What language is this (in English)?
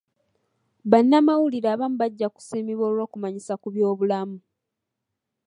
Ganda